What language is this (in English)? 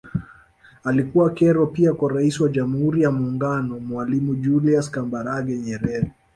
Swahili